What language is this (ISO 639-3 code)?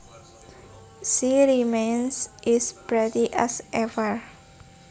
jav